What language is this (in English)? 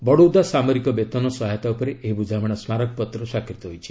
Odia